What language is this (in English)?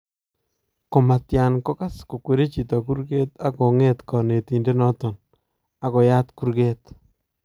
Kalenjin